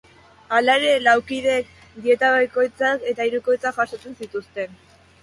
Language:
Basque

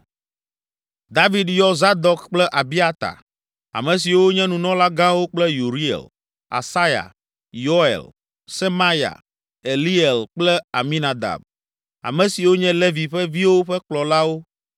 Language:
Ewe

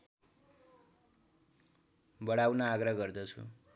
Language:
Nepali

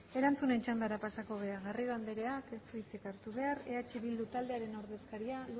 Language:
Basque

